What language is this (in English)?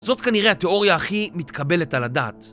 Hebrew